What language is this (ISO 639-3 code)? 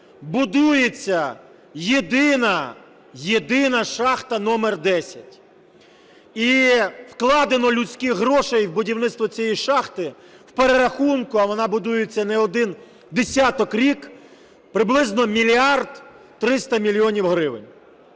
ukr